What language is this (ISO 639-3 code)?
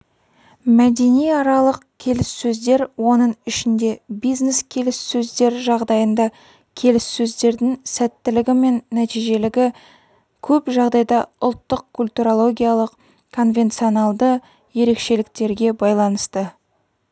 kaz